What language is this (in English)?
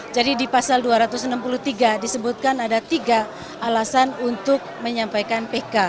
Indonesian